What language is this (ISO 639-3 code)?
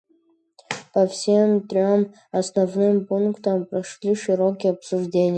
rus